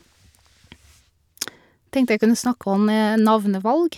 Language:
Norwegian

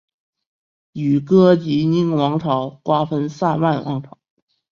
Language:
Chinese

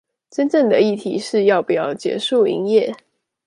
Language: Chinese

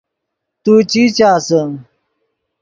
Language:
Yidgha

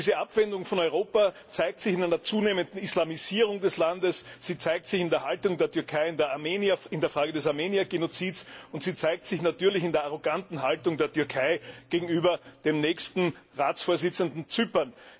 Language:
German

